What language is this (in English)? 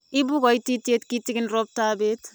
Kalenjin